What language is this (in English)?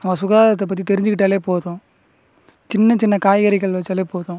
Tamil